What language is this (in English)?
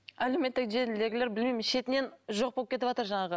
Kazakh